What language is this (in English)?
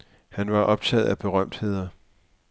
Danish